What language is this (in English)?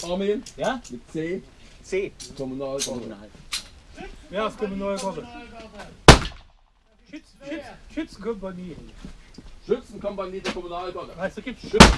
German